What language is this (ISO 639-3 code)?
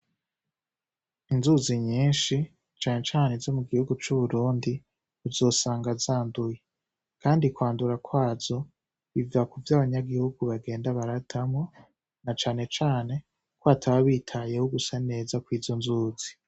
run